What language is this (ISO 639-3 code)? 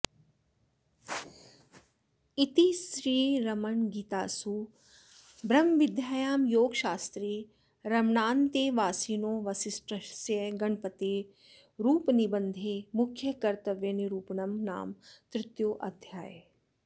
san